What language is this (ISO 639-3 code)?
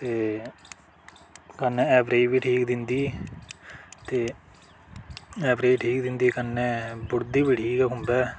doi